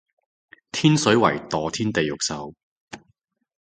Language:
Cantonese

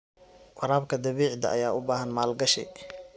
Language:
Somali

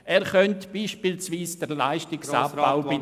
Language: Swiss German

